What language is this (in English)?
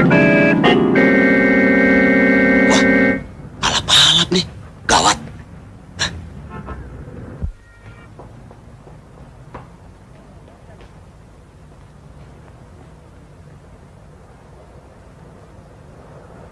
Indonesian